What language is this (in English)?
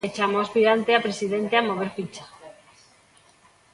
Galician